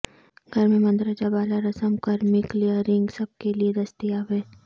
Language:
Urdu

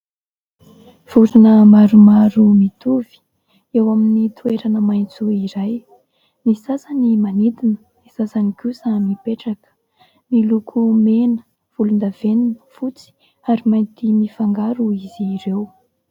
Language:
Malagasy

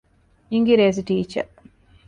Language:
Divehi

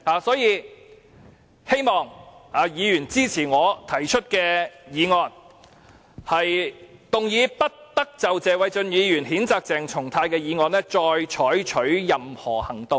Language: Cantonese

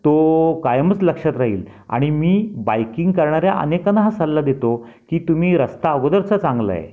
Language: Marathi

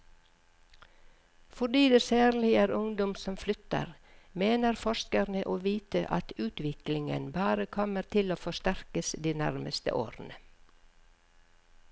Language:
Norwegian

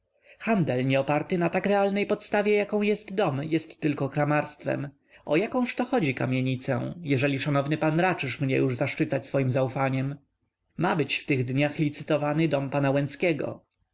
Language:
Polish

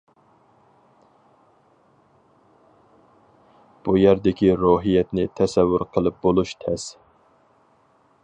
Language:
Uyghur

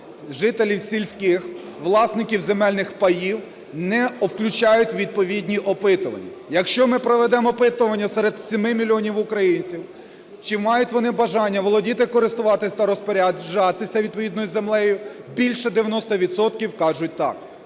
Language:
Ukrainian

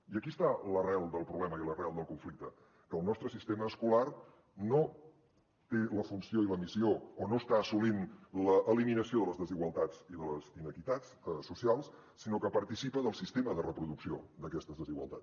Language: Catalan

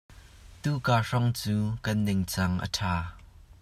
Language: Hakha Chin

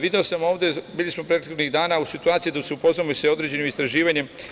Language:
Serbian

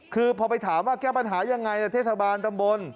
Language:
Thai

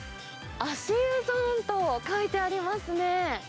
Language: Japanese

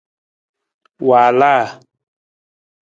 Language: Nawdm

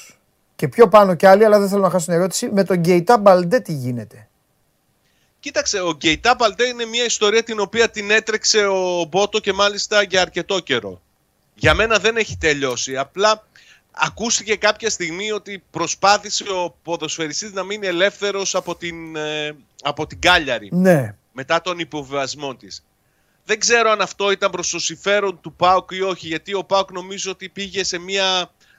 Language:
Greek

